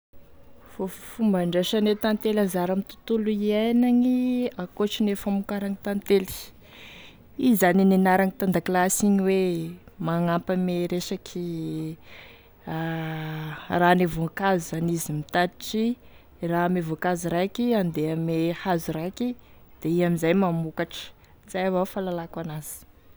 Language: Tesaka Malagasy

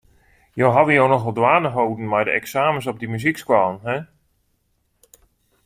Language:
Western Frisian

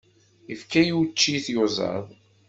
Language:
Kabyle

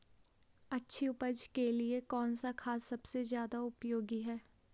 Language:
Hindi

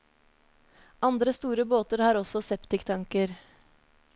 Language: Norwegian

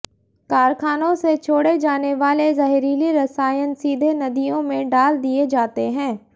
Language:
Hindi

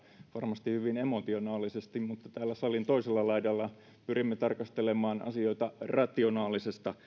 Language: Finnish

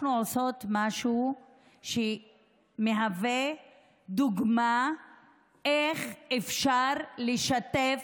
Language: Hebrew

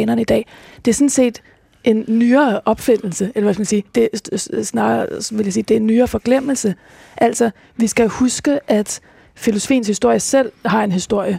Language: Danish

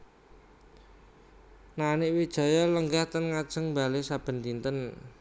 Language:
Javanese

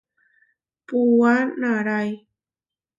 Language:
Huarijio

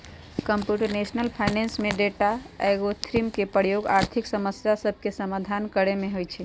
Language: Magahi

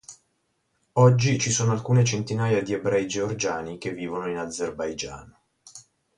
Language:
Italian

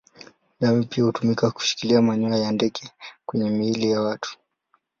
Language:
Swahili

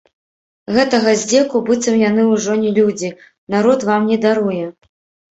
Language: Belarusian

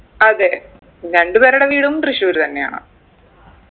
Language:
Malayalam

